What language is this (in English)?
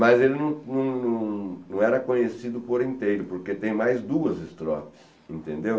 Portuguese